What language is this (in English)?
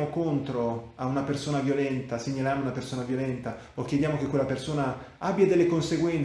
Italian